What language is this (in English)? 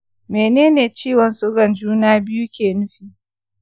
Hausa